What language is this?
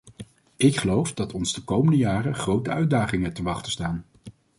Dutch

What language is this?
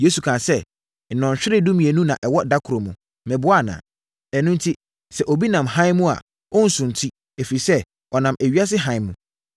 Akan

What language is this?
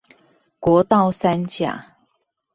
Chinese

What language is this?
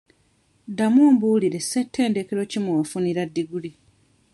Ganda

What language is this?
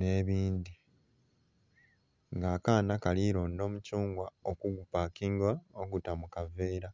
Soga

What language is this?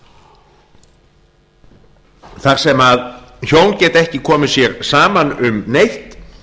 Icelandic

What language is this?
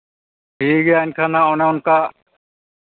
Santali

